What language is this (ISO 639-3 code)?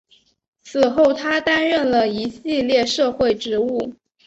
zho